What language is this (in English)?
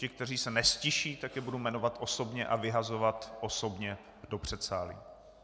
Czech